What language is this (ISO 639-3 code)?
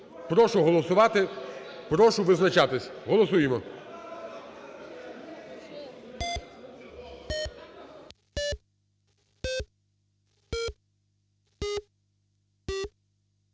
ukr